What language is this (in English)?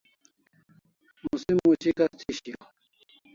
Kalasha